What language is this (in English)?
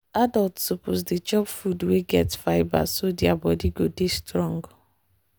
Nigerian Pidgin